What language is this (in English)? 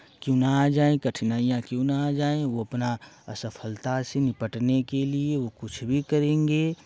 Hindi